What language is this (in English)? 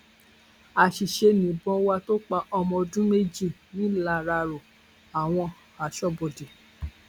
Yoruba